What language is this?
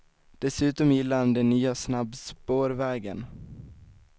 Swedish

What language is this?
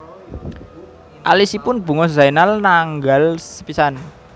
Javanese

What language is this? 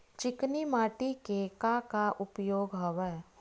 Chhattisgarhi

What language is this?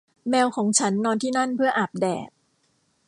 Thai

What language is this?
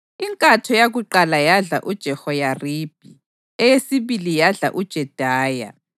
North Ndebele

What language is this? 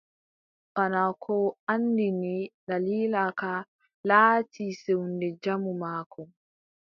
Adamawa Fulfulde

